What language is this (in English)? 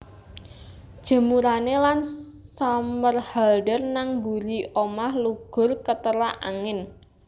Javanese